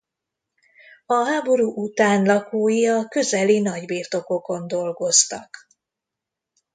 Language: Hungarian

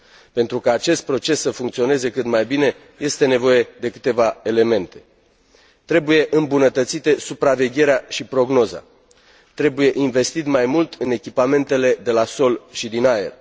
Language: Romanian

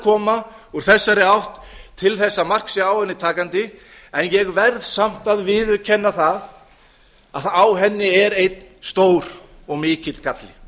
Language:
Icelandic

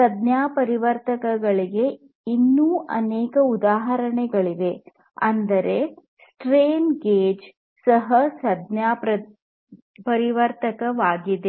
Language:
Kannada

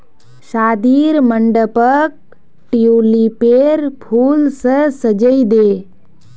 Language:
Magahi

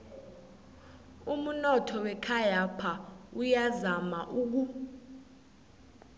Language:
South Ndebele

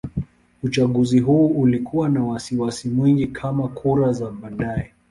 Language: Swahili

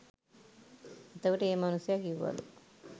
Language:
Sinhala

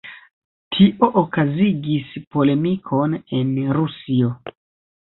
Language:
Esperanto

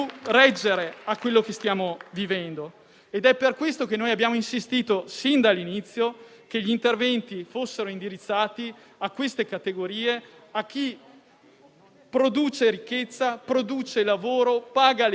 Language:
Italian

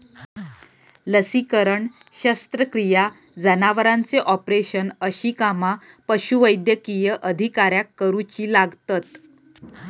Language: Marathi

